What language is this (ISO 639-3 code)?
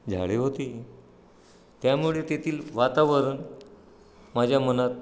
mar